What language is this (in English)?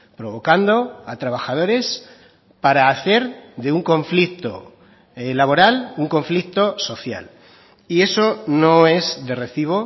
Spanish